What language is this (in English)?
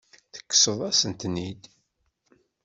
Kabyle